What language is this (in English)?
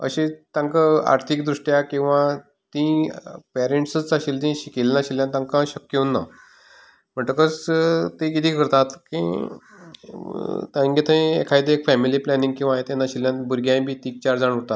Konkani